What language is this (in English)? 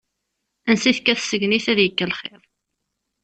Kabyle